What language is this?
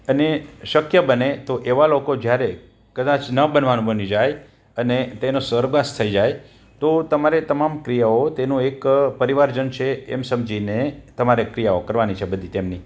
Gujarati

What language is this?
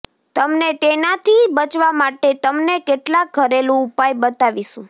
Gujarati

